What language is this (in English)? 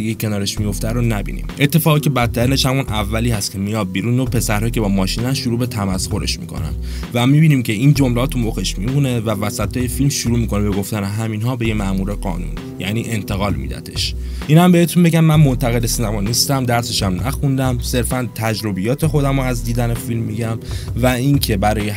Persian